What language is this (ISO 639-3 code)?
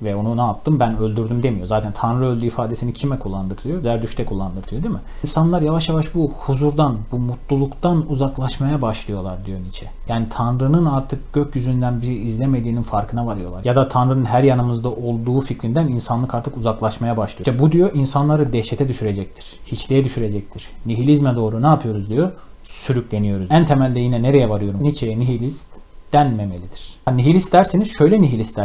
tur